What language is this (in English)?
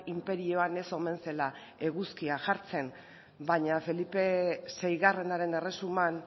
Basque